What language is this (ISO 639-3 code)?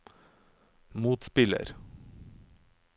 nor